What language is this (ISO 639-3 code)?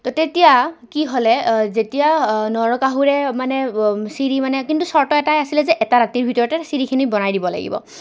asm